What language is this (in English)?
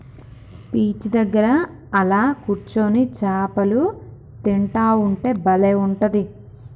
Telugu